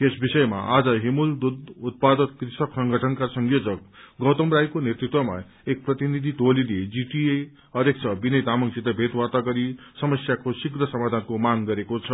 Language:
Nepali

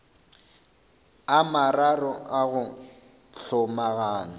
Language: Northern Sotho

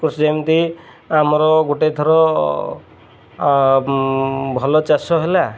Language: Odia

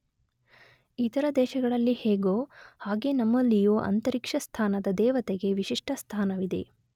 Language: Kannada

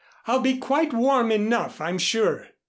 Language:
English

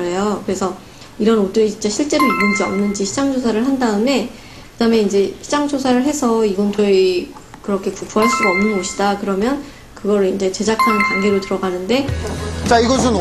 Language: Korean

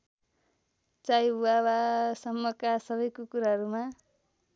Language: Nepali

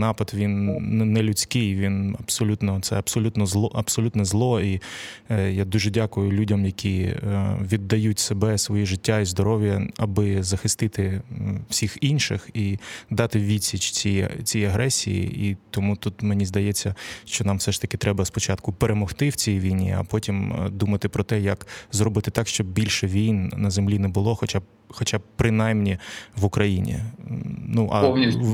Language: Ukrainian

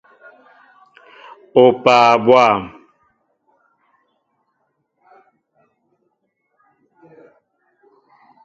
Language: Mbo (Cameroon)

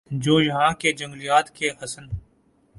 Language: Urdu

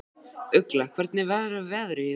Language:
Icelandic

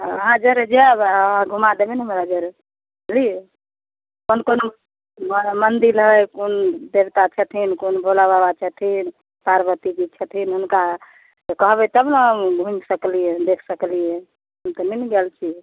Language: Maithili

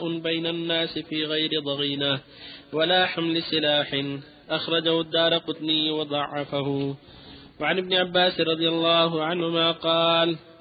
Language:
Arabic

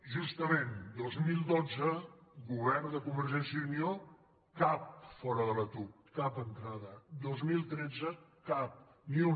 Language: Catalan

